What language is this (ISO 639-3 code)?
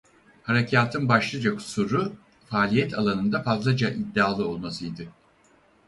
tur